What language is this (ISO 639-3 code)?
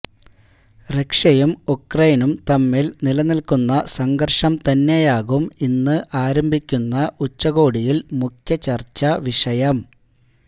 mal